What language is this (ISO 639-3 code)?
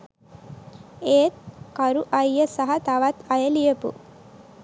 sin